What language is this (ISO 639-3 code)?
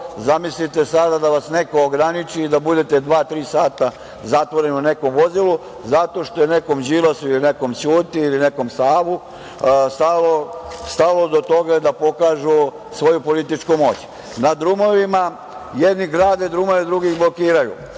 srp